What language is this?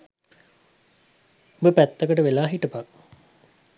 Sinhala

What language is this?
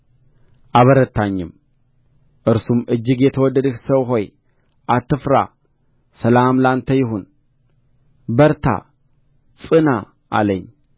Amharic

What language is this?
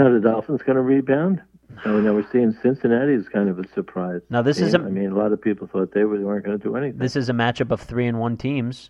English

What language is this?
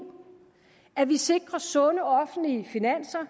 Danish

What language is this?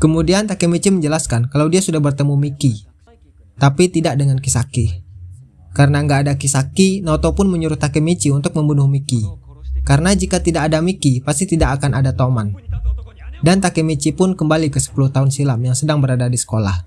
Indonesian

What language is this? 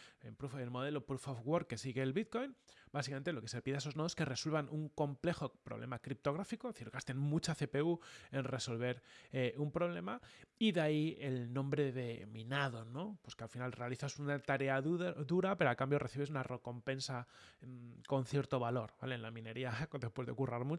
Spanish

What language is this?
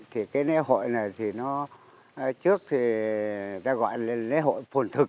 Vietnamese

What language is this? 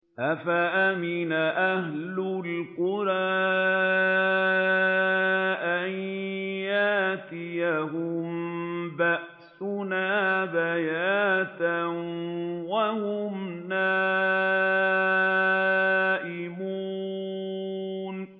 Arabic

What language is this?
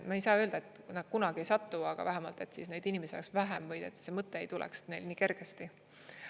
Estonian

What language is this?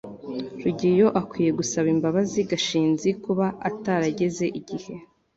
Kinyarwanda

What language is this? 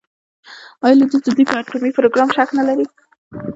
Pashto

